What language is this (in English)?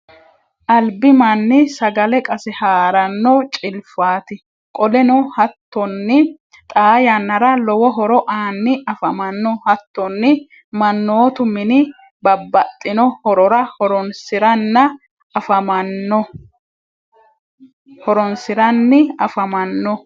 Sidamo